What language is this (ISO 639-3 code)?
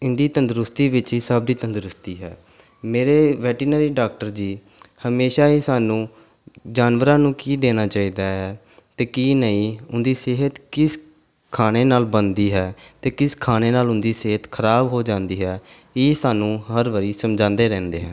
pan